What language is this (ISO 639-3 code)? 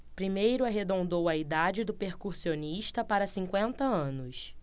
por